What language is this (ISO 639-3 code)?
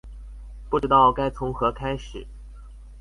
zho